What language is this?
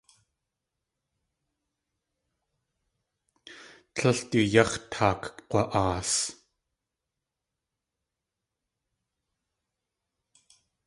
Tlingit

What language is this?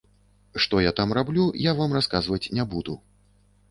Belarusian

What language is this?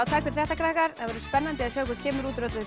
Icelandic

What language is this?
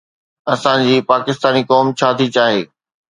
Sindhi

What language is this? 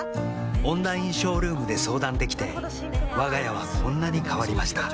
Japanese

